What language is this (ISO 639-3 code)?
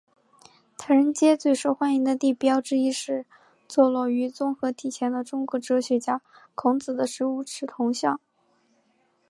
zho